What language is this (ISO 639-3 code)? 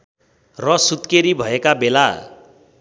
nep